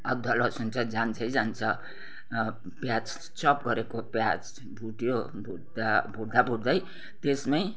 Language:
Nepali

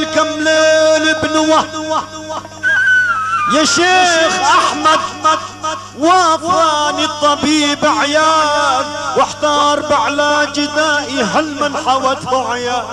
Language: Arabic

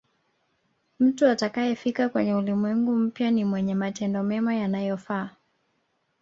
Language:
Swahili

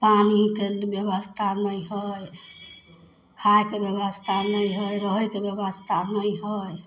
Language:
Maithili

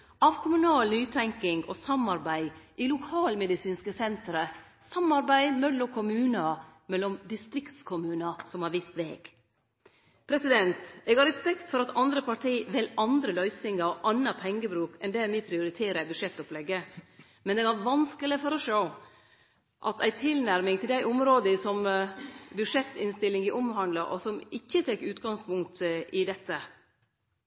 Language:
Norwegian Nynorsk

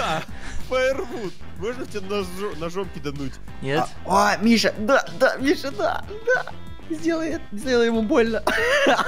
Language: Russian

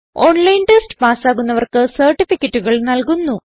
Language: Malayalam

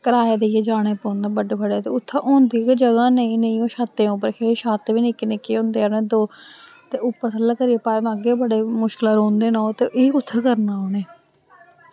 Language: Dogri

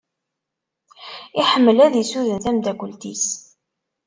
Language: Kabyle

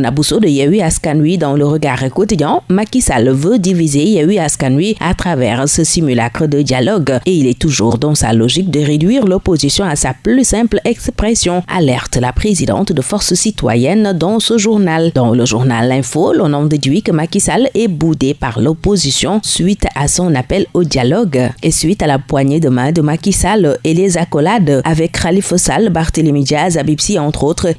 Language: French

